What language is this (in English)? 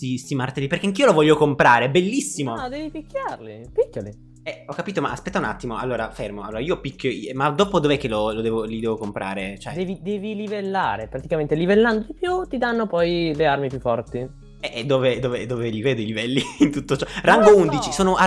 Italian